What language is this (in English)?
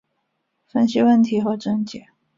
Chinese